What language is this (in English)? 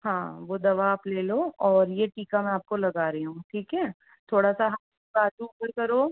Hindi